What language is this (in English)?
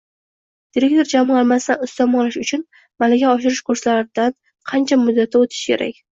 Uzbek